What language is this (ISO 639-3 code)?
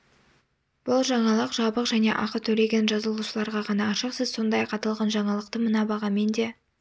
kaz